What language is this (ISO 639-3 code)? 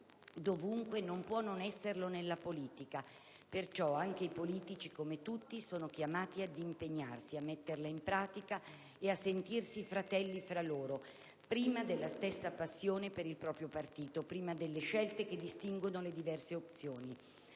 ita